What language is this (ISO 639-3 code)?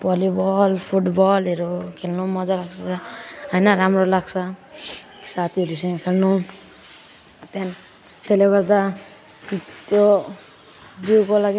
nep